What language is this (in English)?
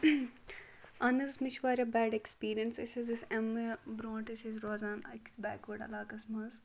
Kashmiri